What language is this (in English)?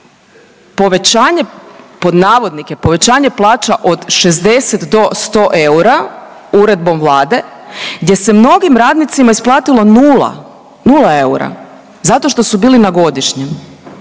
Croatian